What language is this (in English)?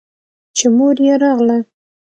Pashto